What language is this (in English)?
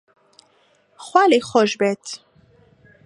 Central Kurdish